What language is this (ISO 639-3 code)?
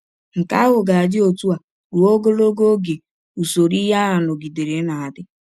ibo